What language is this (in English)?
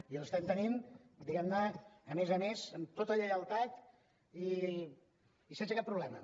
Catalan